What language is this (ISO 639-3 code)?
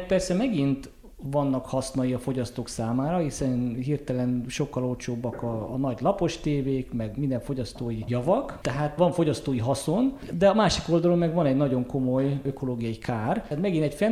hun